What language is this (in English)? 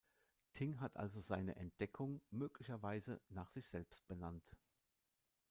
German